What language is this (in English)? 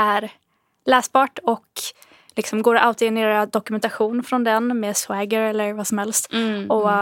Swedish